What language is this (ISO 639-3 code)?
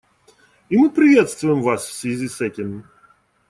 rus